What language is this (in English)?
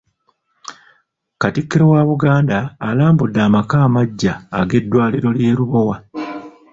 Ganda